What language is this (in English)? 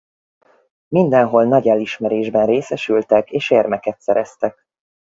Hungarian